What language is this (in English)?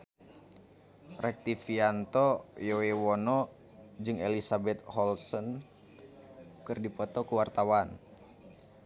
Sundanese